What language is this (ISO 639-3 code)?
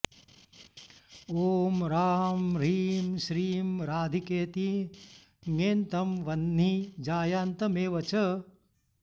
san